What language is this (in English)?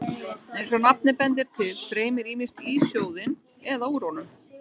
Icelandic